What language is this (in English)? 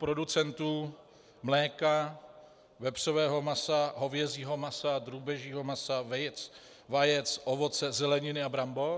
Czech